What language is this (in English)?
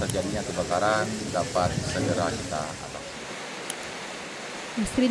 Indonesian